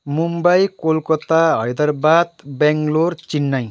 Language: Nepali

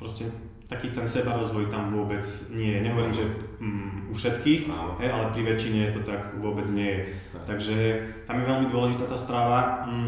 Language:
Slovak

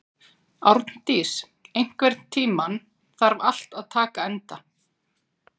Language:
Icelandic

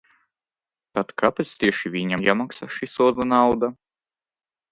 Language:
Latvian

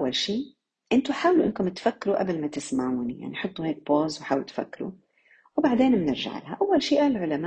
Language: Arabic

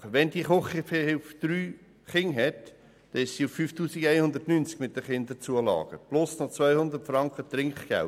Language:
Swiss German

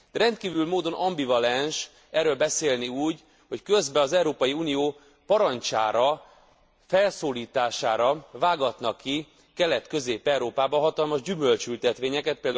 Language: Hungarian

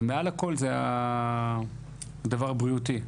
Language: Hebrew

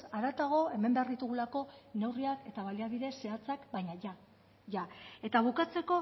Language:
Basque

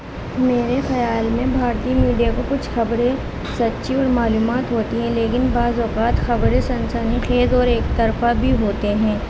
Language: Urdu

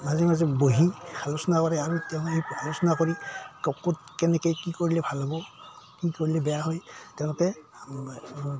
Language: Assamese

